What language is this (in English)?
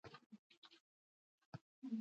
Pashto